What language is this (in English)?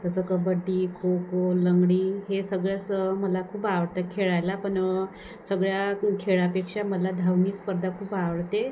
Marathi